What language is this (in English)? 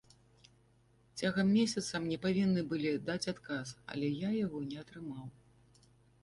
Belarusian